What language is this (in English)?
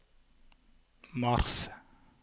Norwegian